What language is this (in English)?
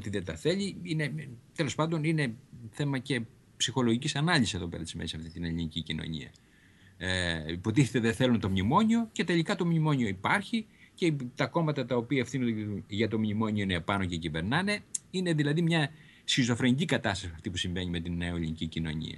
Greek